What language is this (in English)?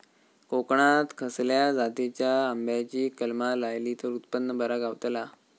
Marathi